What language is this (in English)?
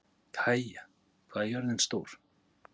Icelandic